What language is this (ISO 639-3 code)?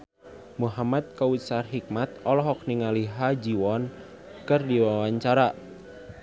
sun